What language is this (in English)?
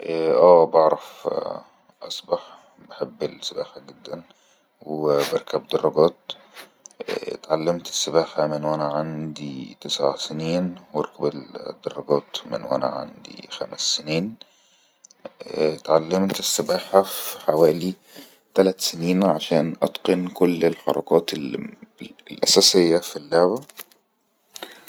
Egyptian Arabic